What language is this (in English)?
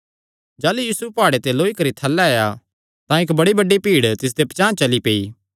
Kangri